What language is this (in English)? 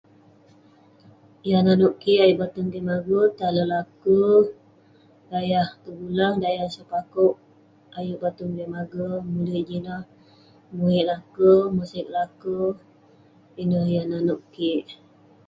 Western Penan